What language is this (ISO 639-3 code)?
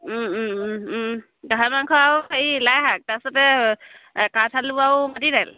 asm